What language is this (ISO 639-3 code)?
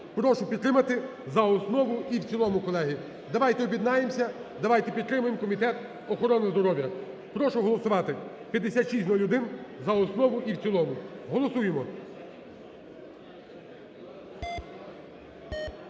ukr